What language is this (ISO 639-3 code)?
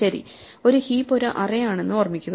mal